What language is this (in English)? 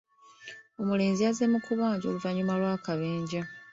Ganda